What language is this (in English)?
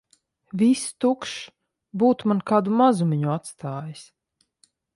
Latvian